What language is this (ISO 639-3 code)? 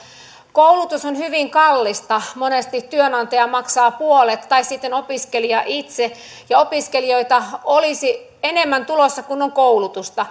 fin